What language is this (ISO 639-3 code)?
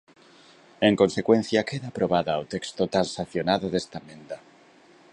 glg